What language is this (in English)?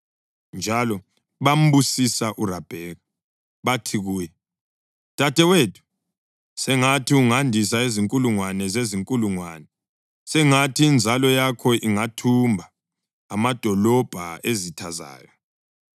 North Ndebele